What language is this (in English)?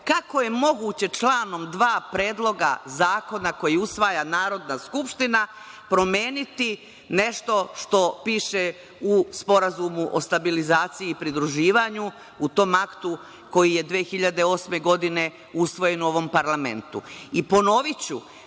Serbian